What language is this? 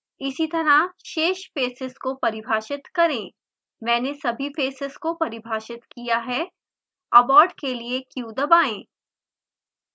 Hindi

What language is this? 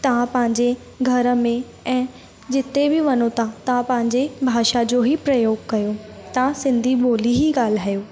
Sindhi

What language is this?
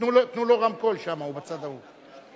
Hebrew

